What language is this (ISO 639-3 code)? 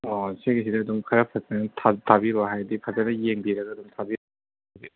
mni